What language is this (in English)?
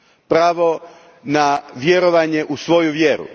Croatian